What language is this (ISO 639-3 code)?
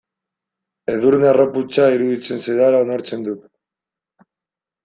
eus